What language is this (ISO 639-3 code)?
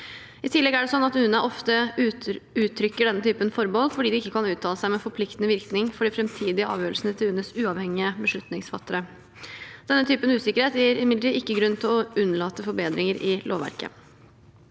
nor